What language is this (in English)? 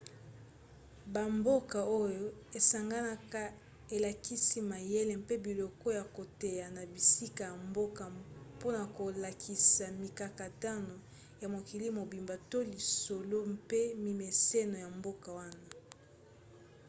Lingala